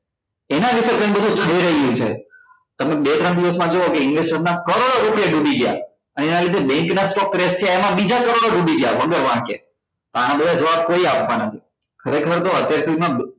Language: Gujarati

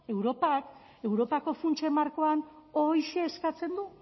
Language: Basque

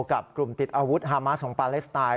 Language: Thai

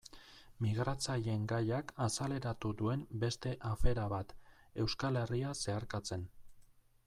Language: Basque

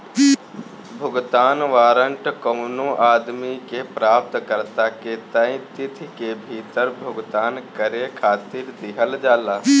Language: Bhojpuri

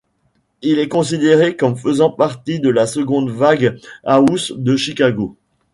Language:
French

